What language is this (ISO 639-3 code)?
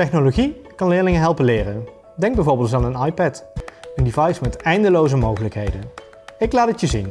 nld